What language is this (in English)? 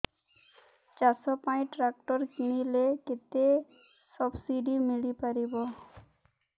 Odia